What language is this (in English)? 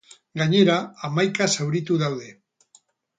Basque